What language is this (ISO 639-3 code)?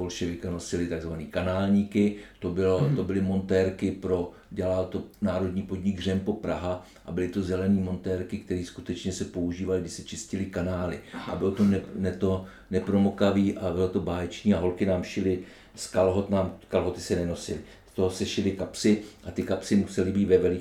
ces